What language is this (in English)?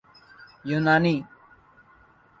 Urdu